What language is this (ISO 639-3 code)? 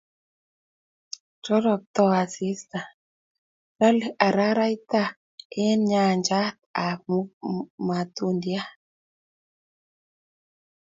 kln